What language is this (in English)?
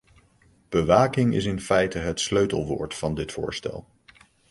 Dutch